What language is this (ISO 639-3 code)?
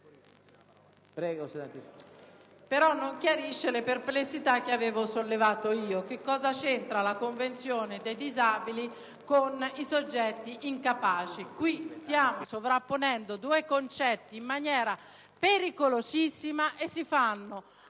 ita